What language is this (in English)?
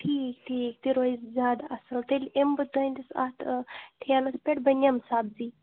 Kashmiri